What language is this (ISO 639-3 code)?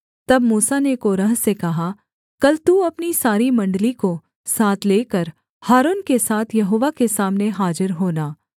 hin